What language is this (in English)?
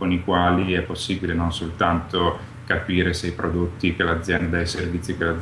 Italian